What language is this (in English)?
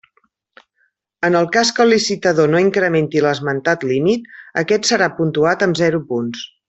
Catalan